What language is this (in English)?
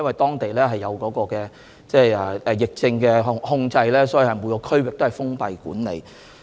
Cantonese